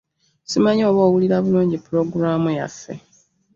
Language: Ganda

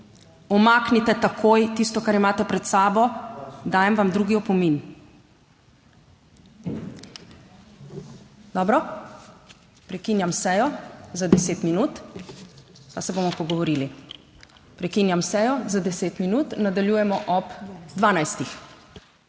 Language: Slovenian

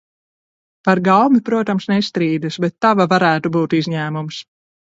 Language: Latvian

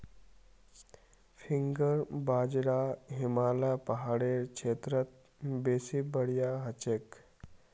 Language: Magahi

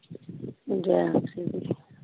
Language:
Punjabi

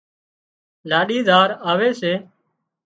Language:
Wadiyara Koli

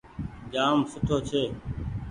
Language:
Goaria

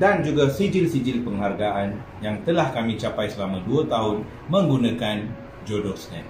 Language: Malay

